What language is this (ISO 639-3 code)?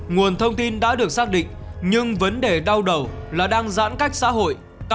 vie